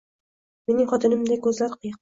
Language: Uzbek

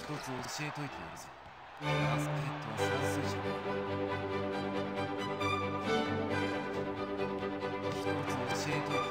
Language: Japanese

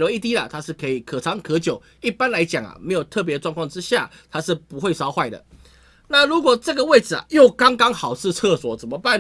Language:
Chinese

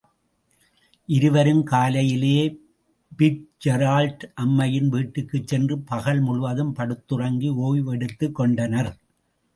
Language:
Tamil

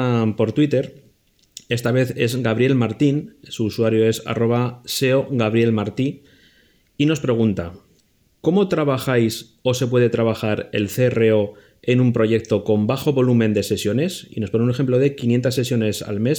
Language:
Spanish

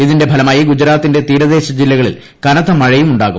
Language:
Malayalam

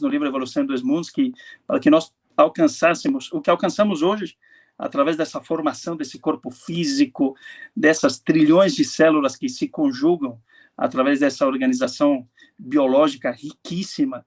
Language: Portuguese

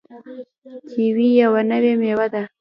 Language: Pashto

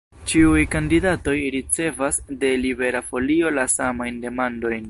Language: Esperanto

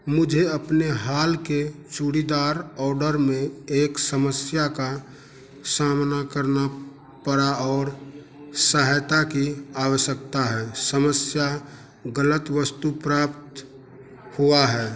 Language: Hindi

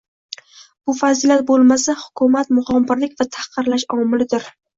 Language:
Uzbek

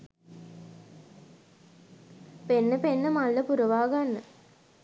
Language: Sinhala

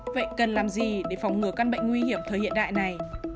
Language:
Vietnamese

